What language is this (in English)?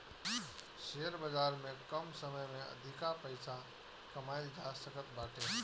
Bhojpuri